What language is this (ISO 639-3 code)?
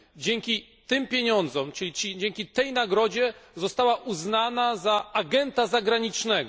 pol